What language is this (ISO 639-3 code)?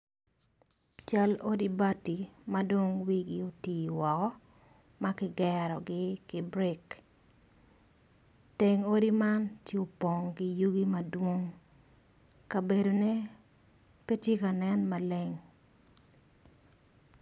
ach